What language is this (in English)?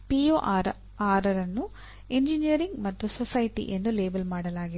Kannada